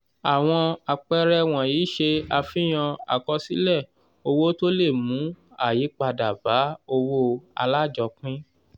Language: Yoruba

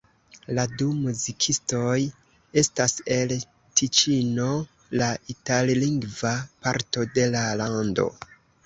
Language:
Esperanto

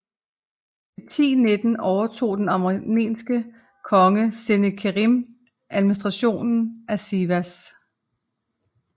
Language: Danish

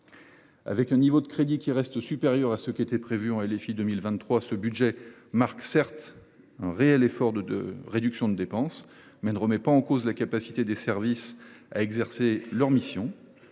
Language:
French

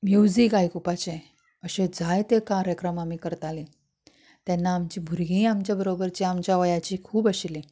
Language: Konkani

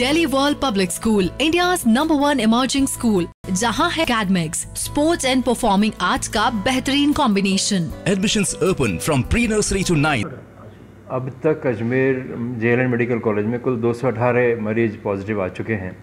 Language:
Hindi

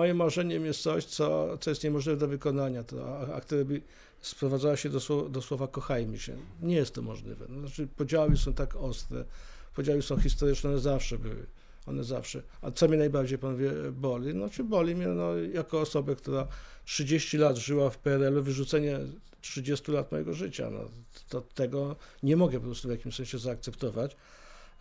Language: Polish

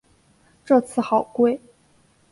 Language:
Chinese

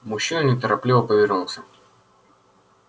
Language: Russian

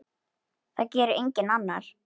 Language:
Icelandic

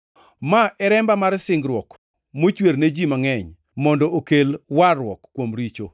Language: Luo (Kenya and Tanzania)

